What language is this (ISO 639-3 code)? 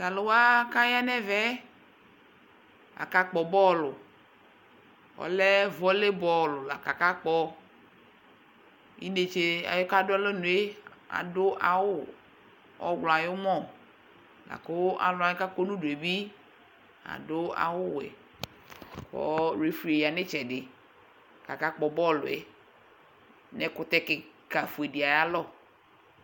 kpo